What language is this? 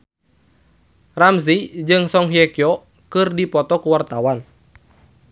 Sundanese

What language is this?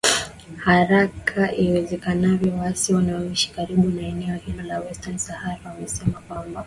Swahili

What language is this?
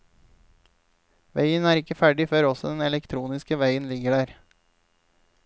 Norwegian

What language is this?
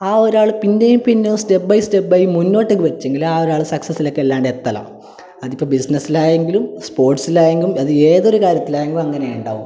Malayalam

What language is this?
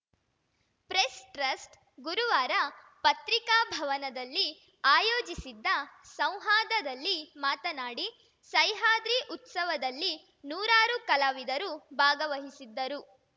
Kannada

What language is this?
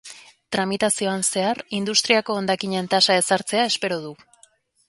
Basque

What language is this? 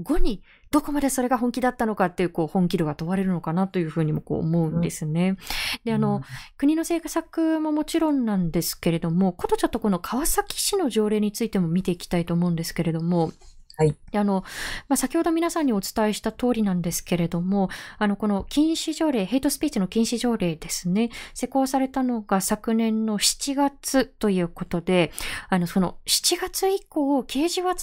Japanese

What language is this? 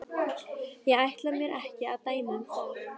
Icelandic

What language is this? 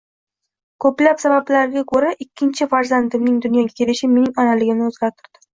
Uzbek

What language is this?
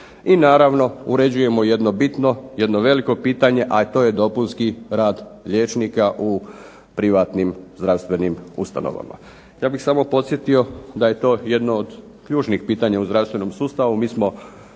Croatian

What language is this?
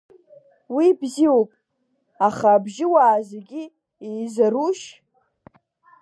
Abkhazian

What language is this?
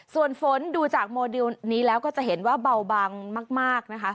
Thai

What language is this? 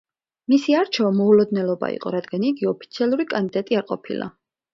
Georgian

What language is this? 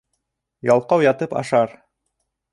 Bashkir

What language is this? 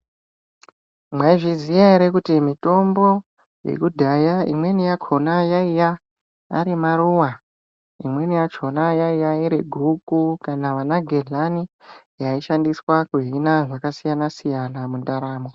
Ndau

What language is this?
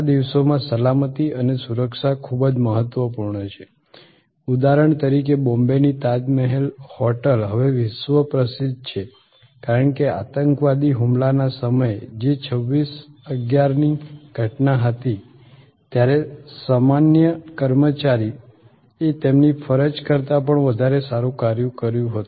Gujarati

